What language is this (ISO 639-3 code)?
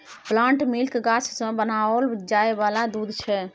mai